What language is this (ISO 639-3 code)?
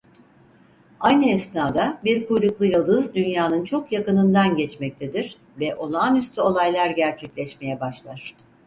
tur